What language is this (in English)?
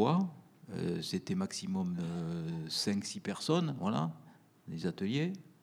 French